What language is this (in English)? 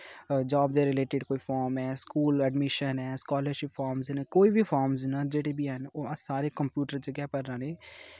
Dogri